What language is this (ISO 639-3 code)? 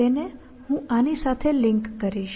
guj